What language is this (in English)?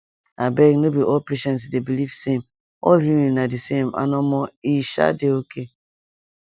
Nigerian Pidgin